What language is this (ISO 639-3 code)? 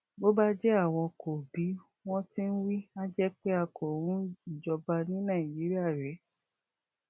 yor